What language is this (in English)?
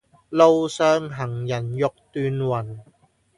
Cantonese